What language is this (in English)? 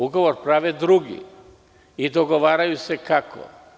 Serbian